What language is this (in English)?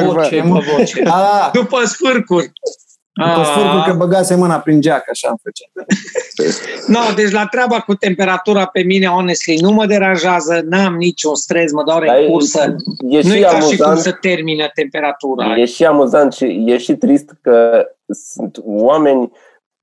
Romanian